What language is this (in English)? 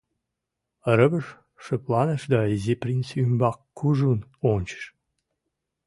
Mari